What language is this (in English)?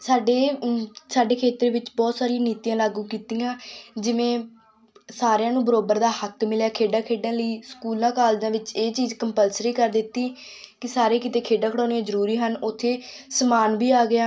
Punjabi